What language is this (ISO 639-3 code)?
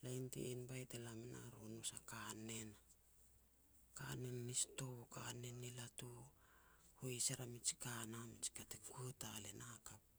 pex